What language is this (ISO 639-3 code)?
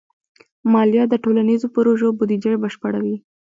pus